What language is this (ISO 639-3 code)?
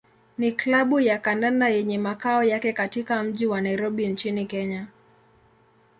swa